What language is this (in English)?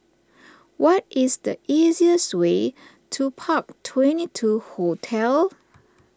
English